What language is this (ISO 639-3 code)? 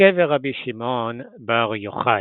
heb